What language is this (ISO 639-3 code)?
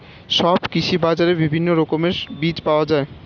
ben